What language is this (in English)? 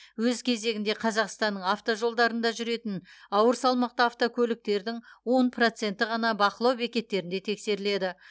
Kazakh